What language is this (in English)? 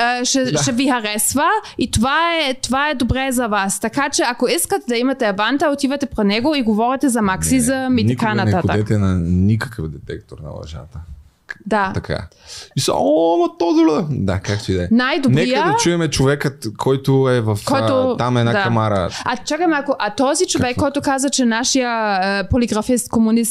Bulgarian